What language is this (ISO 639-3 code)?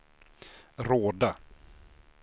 swe